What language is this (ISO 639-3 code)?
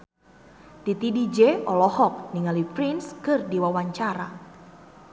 sun